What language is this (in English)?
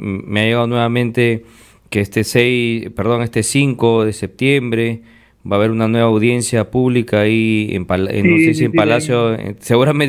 Spanish